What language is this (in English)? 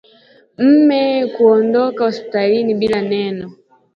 Swahili